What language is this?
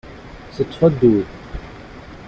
Kabyle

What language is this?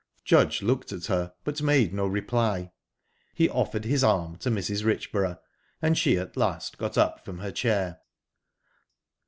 English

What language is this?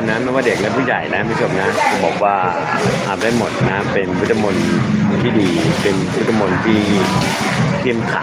Thai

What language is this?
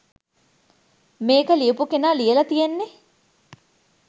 Sinhala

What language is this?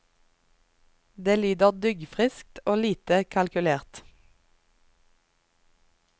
Norwegian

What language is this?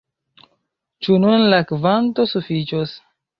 Esperanto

